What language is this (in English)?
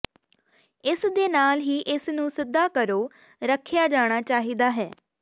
Punjabi